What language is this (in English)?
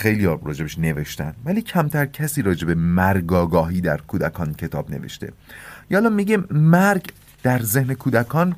Persian